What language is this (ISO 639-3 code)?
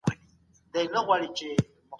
pus